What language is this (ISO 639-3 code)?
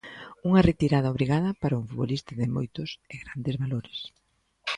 glg